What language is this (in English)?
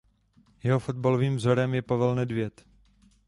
Czech